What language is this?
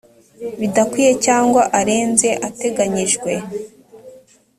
Kinyarwanda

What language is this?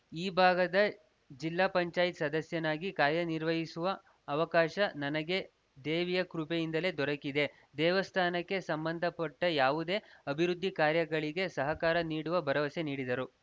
Kannada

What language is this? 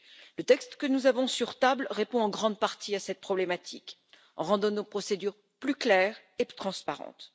French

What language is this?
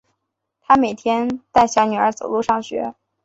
Chinese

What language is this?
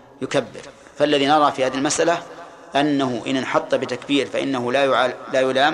Arabic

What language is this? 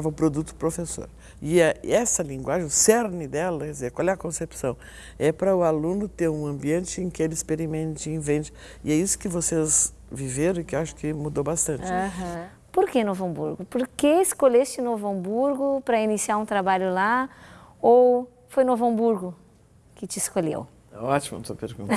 Portuguese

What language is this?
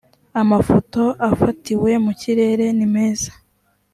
Kinyarwanda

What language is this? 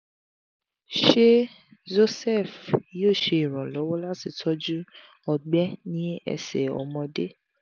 Yoruba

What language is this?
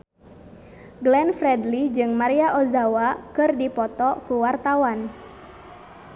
Sundanese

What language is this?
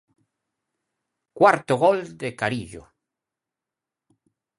Galician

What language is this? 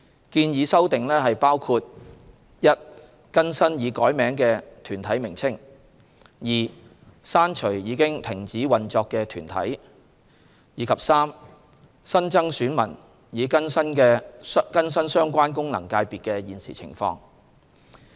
Cantonese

